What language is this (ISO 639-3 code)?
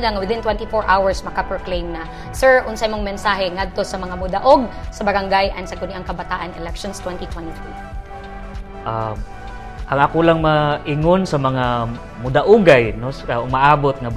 fil